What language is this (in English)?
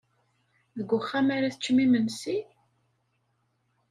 Kabyle